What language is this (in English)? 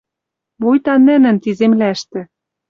Western Mari